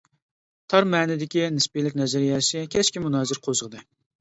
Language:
Uyghur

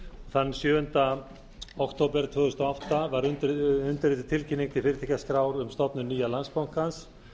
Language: Icelandic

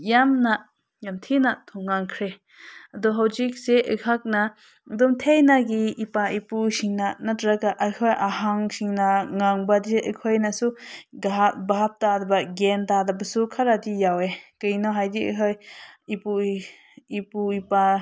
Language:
Manipuri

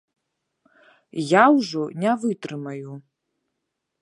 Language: Belarusian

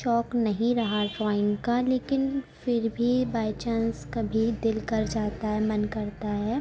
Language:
Urdu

